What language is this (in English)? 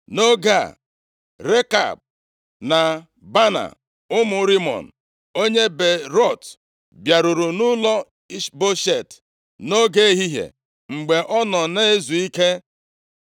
Igbo